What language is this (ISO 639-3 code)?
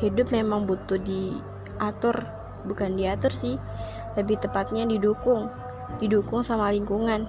ind